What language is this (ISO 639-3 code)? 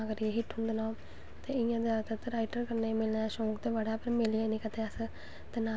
doi